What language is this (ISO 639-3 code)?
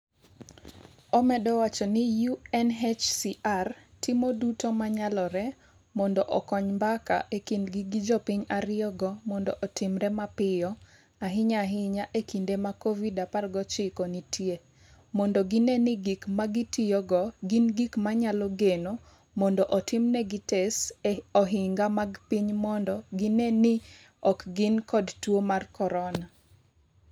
luo